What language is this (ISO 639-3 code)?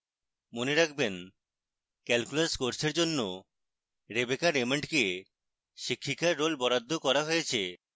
ben